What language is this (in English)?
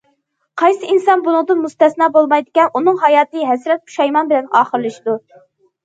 Uyghur